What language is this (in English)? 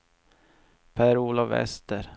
Swedish